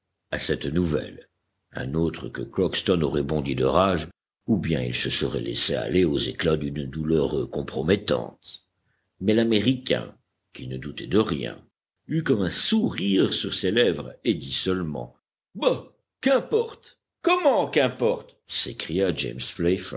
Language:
French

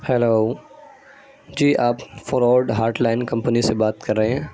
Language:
Urdu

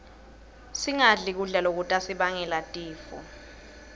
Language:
Swati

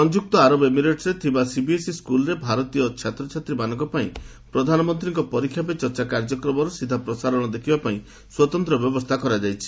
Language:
Odia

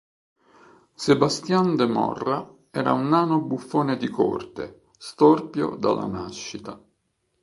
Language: Italian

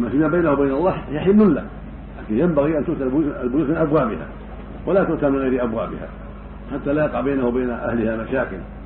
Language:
Arabic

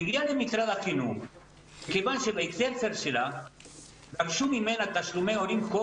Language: Hebrew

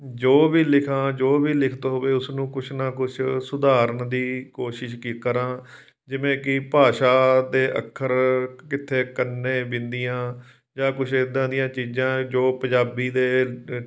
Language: Punjabi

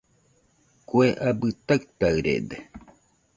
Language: Nüpode Huitoto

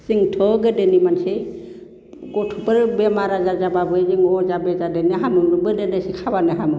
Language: Bodo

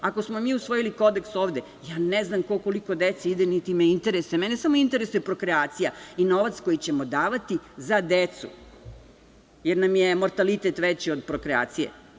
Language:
Serbian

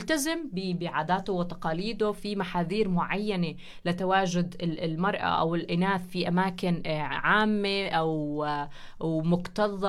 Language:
Arabic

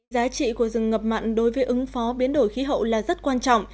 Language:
Vietnamese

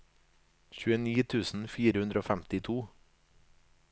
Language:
Norwegian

